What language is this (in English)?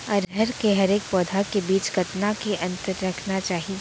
Chhattisgarhi